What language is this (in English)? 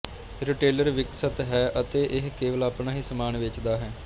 Punjabi